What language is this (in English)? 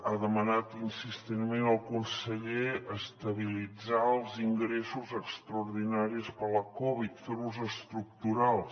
Catalan